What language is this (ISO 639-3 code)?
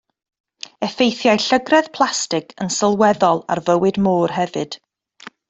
cym